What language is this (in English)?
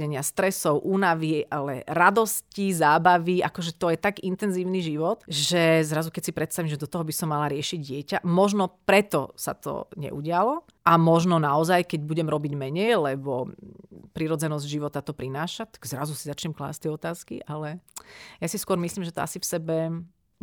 Slovak